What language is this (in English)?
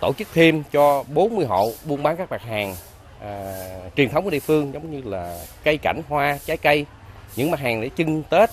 Vietnamese